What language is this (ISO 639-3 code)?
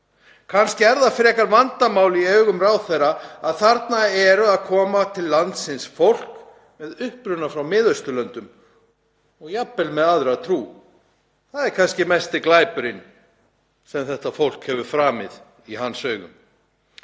isl